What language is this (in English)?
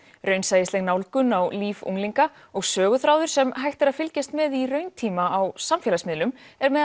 Icelandic